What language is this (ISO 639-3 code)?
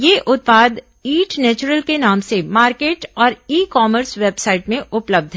hin